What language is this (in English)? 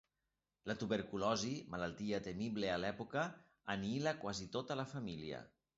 Catalan